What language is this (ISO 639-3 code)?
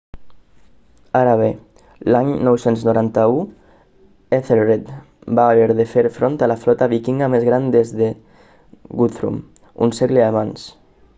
cat